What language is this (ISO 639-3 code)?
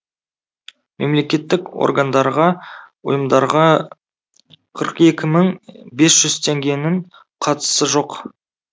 kaz